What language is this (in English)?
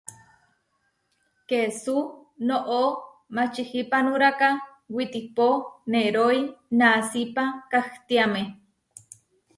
Huarijio